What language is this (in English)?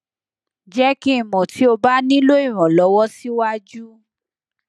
Yoruba